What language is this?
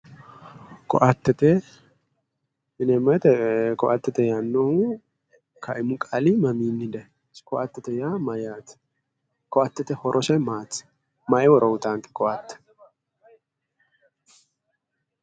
Sidamo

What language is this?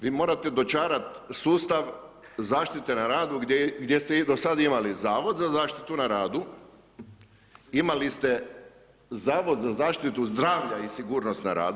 Croatian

